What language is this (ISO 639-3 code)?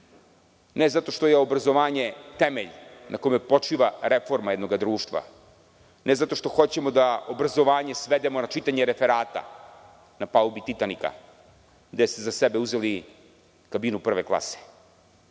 srp